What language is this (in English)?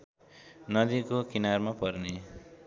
Nepali